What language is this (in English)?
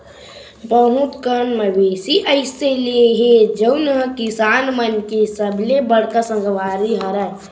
Chhattisgarhi